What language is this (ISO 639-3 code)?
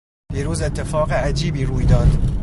fas